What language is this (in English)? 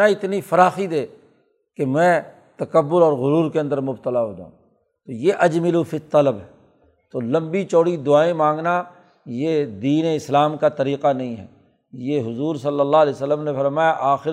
Urdu